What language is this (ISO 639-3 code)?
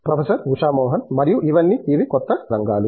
tel